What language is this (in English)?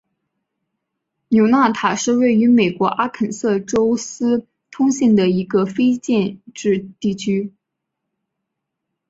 Chinese